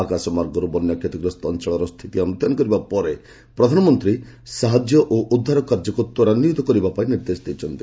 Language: Odia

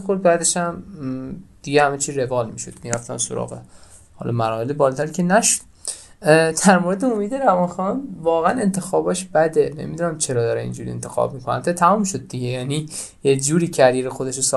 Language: Persian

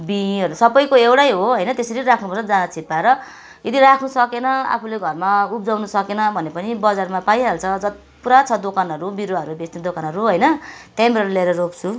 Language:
Nepali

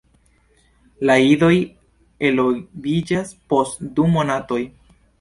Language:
Esperanto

